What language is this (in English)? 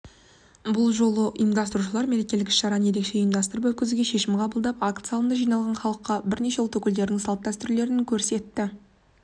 Kazakh